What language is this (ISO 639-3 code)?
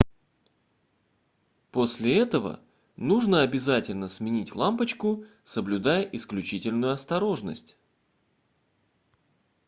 rus